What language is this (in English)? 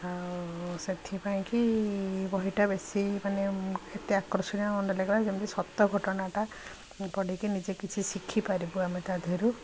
Odia